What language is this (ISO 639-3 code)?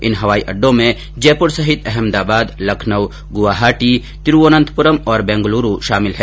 hin